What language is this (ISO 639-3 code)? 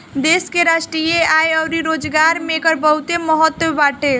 bho